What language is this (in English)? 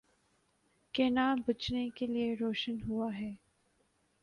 Urdu